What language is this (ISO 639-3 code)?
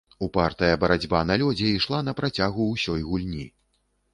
bel